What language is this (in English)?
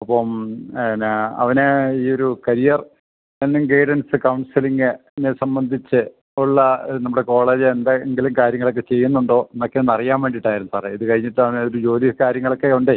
Malayalam